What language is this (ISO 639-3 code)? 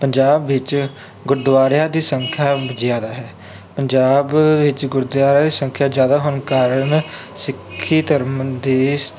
pan